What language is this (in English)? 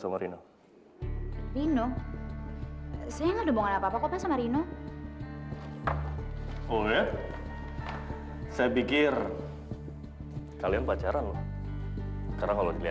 Indonesian